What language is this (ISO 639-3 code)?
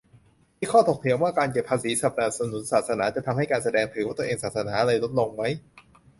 tha